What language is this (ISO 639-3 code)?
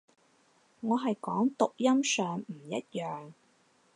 yue